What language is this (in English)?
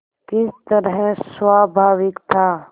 Hindi